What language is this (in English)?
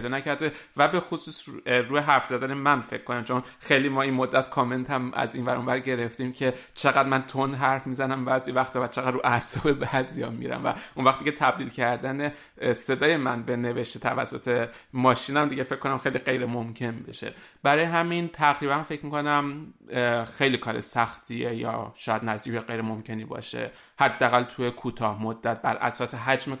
Persian